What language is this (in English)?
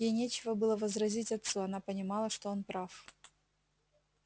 Russian